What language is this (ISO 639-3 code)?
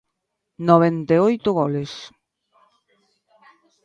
glg